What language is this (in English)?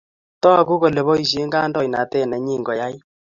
Kalenjin